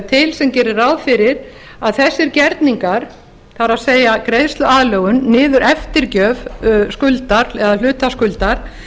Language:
Icelandic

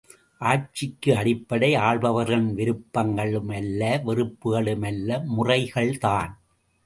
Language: Tamil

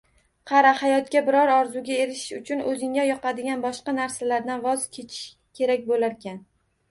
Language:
Uzbek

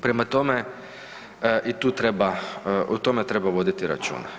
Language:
Croatian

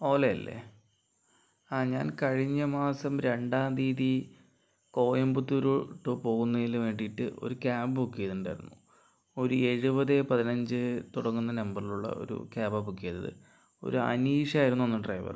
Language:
Malayalam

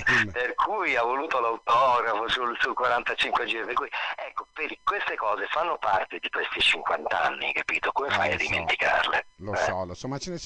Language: Italian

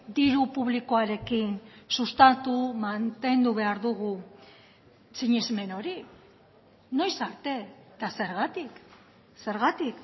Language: Basque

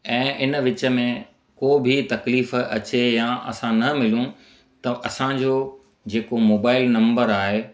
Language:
Sindhi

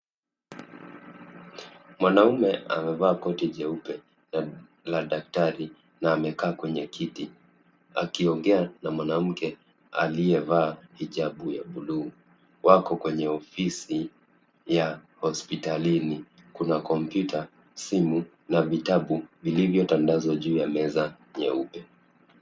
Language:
Swahili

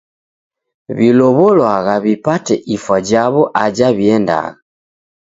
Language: Taita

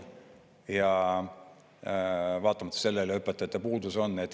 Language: Estonian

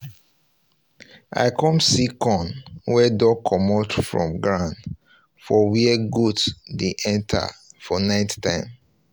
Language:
Nigerian Pidgin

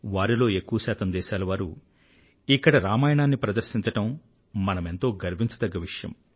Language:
Telugu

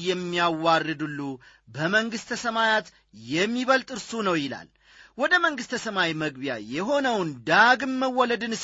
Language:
Amharic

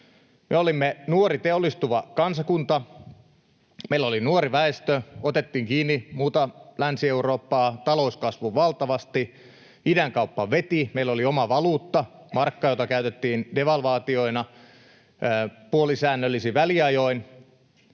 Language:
Finnish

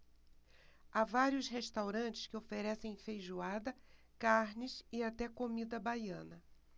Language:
Portuguese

